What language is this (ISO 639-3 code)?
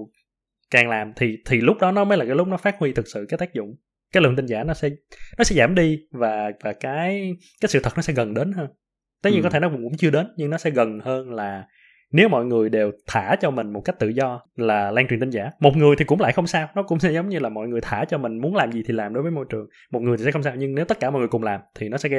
vie